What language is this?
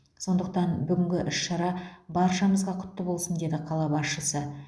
Kazakh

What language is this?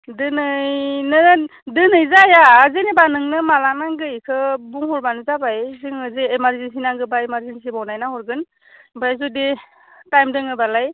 Bodo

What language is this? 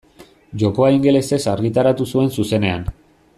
Basque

